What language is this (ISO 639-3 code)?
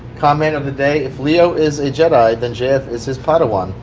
eng